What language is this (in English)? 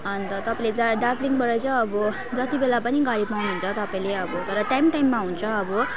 Nepali